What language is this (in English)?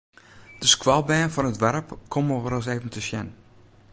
Western Frisian